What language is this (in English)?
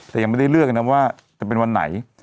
Thai